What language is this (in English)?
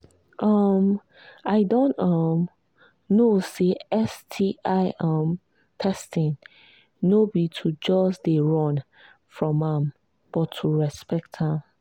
Nigerian Pidgin